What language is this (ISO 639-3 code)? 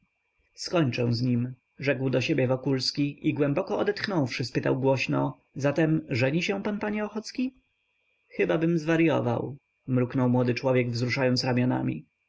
pol